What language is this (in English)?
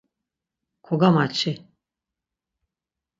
Laz